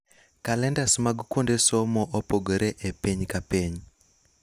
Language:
Luo (Kenya and Tanzania)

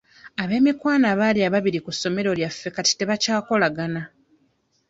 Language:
Ganda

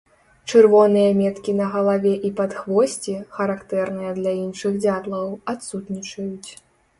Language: Belarusian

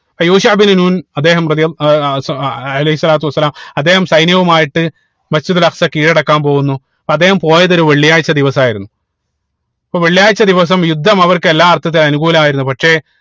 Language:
Malayalam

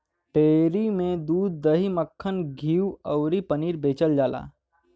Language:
Bhojpuri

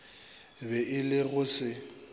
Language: Northern Sotho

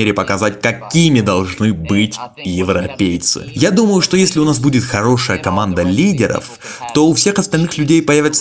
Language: Russian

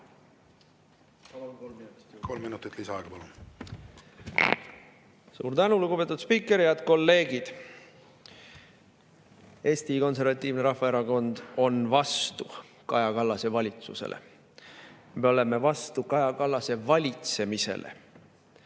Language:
Estonian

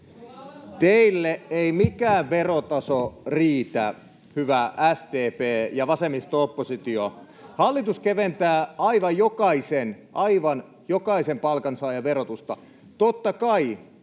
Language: Finnish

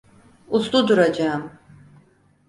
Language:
Turkish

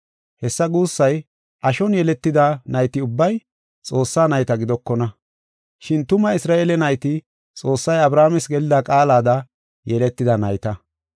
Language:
Gofa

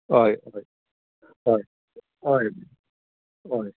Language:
Konkani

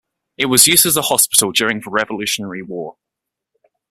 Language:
English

